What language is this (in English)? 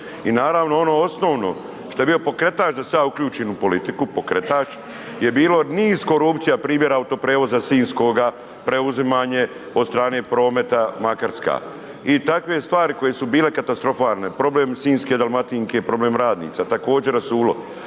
Croatian